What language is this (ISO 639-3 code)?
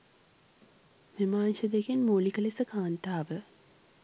sin